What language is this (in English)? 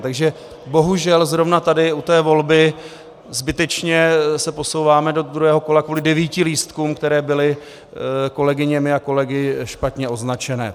Czech